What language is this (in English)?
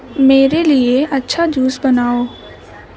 Urdu